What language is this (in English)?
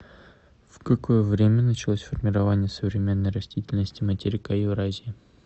Russian